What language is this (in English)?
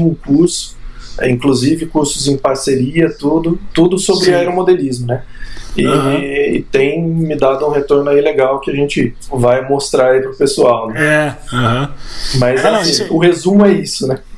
Portuguese